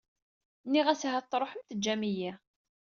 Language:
Kabyle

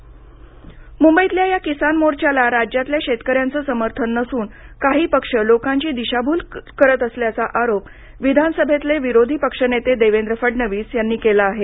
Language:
Marathi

